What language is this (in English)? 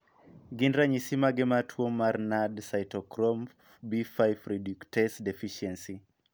Luo (Kenya and Tanzania)